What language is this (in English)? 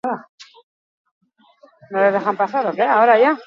Basque